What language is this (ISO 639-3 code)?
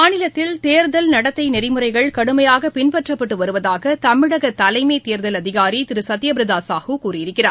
tam